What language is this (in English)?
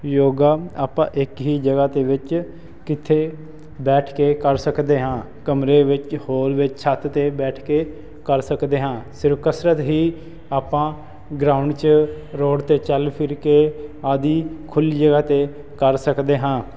Punjabi